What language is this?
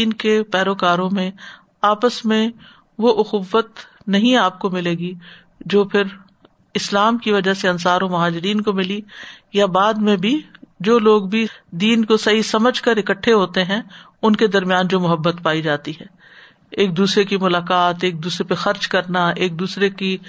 Urdu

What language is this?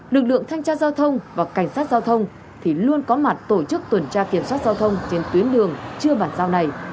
Vietnamese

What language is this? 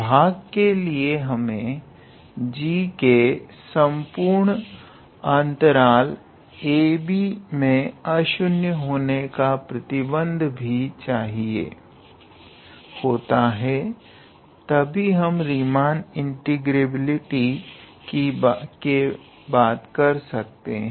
Hindi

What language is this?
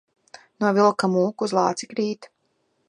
Latvian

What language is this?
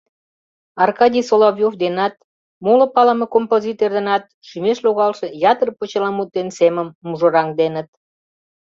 Mari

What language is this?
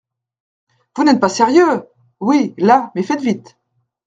French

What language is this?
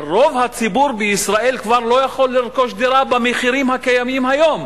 Hebrew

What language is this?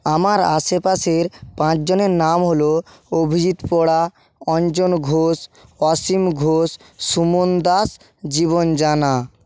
Bangla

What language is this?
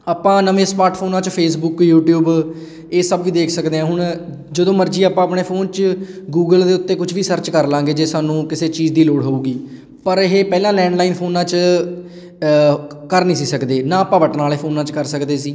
Punjabi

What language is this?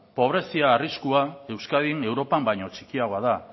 Basque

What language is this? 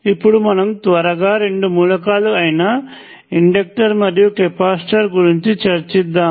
Telugu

